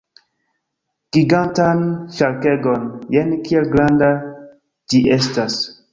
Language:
Esperanto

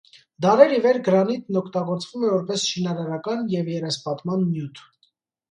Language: Armenian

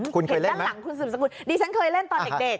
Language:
Thai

